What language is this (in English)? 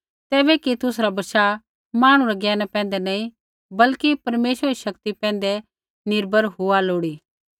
Kullu Pahari